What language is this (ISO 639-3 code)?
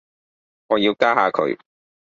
yue